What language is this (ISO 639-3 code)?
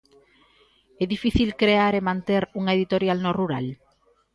glg